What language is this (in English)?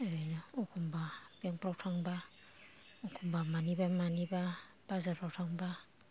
Bodo